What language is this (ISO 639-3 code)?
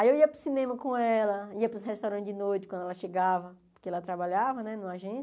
por